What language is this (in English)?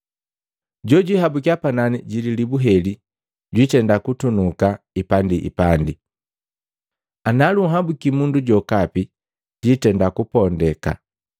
Matengo